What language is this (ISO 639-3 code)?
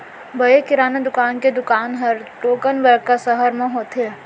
hne